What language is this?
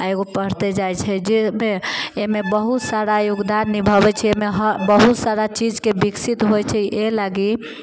Maithili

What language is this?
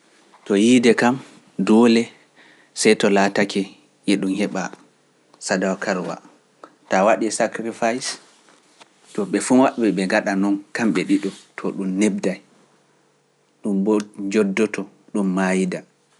Pular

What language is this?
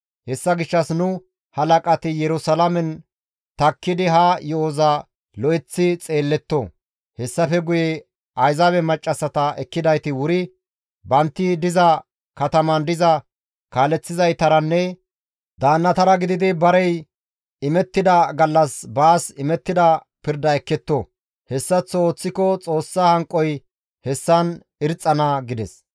Gamo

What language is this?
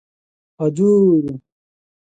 Odia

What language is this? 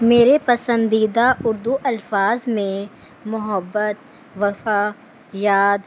Urdu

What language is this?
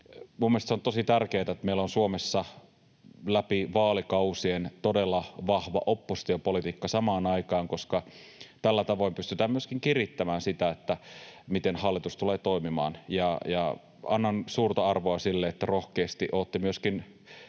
Finnish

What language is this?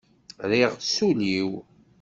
Kabyle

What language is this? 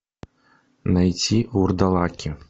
Russian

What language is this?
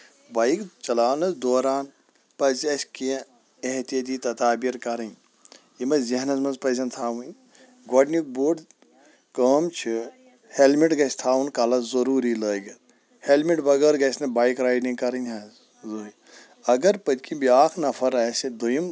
Kashmiri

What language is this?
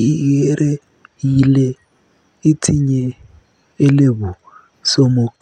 Kalenjin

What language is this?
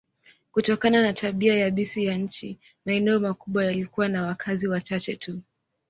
Swahili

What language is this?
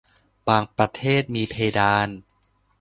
Thai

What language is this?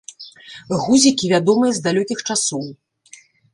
Belarusian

